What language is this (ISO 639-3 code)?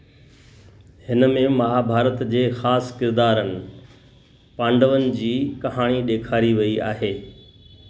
snd